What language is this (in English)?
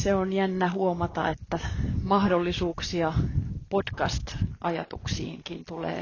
Finnish